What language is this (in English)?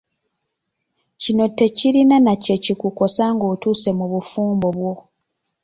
Ganda